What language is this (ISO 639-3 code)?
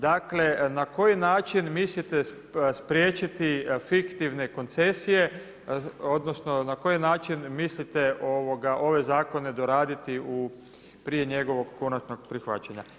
hrv